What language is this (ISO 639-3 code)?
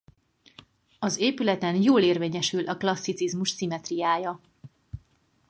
hun